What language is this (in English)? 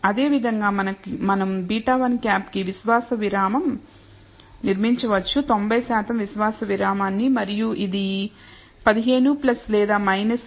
Telugu